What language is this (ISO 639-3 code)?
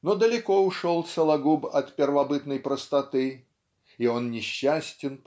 rus